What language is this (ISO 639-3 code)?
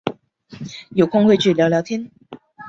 zho